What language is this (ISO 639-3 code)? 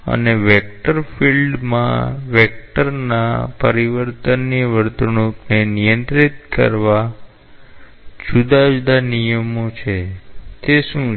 guj